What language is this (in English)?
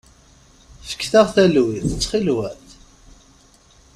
Kabyle